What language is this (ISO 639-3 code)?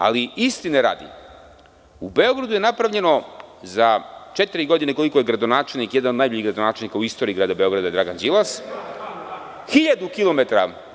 srp